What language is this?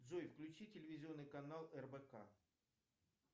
Russian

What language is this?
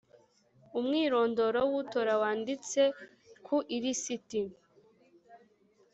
Kinyarwanda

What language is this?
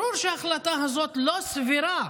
Hebrew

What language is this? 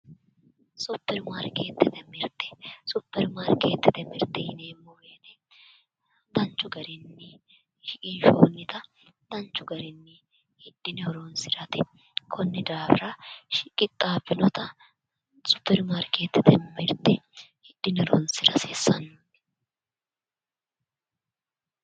Sidamo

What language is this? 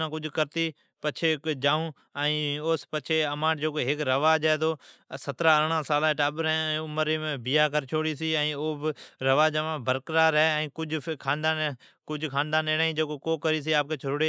Od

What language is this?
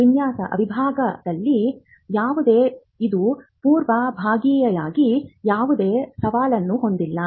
Kannada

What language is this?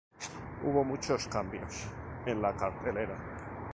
Spanish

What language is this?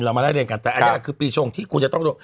Thai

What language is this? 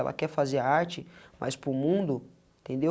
Portuguese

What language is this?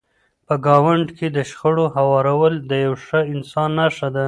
Pashto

